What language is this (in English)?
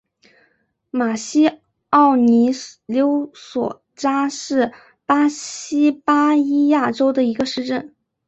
Chinese